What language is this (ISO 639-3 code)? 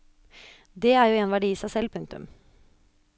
nor